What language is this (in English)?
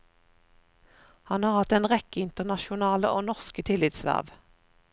Norwegian